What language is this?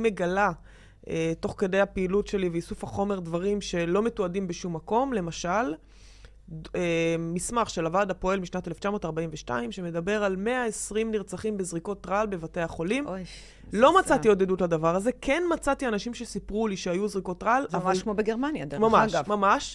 Hebrew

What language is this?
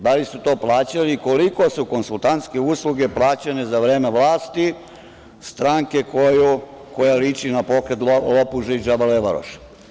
Serbian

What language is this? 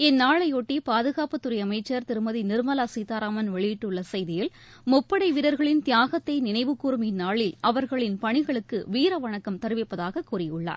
Tamil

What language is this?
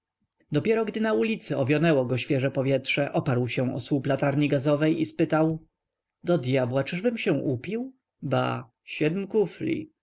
Polish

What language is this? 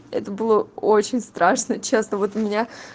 Russian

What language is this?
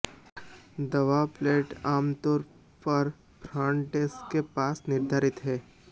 Hindi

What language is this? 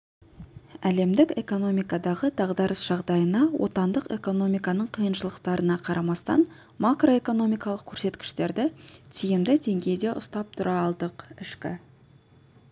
Kazakh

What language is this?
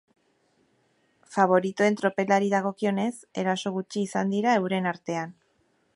Basque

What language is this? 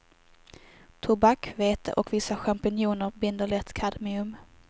Swedish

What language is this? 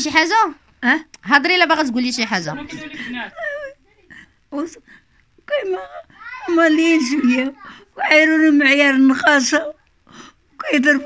Arabic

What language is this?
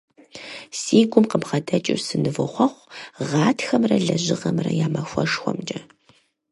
Kabardian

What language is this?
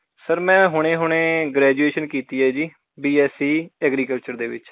Punjabi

